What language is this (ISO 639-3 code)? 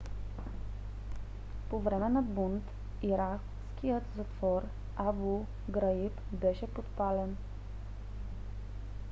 bul